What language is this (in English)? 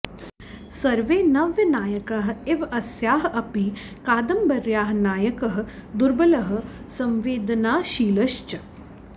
Sanskrit